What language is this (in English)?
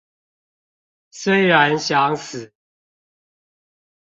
Chinese